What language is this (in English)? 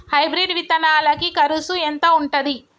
Telugu